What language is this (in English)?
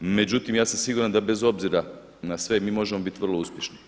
Croatian